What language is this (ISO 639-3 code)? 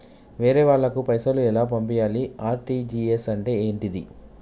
tel